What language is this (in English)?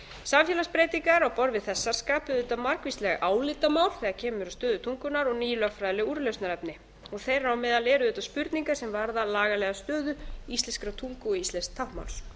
Icelandic